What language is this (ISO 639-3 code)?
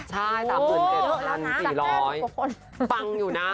tha